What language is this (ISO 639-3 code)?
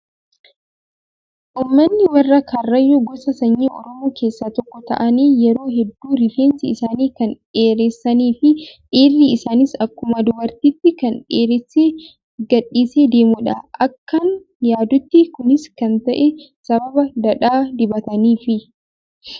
orm